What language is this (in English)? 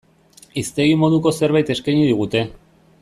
Basque